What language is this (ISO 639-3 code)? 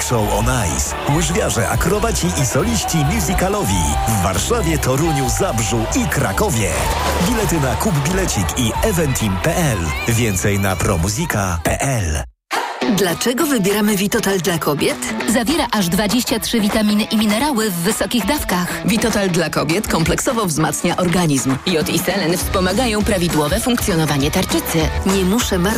pol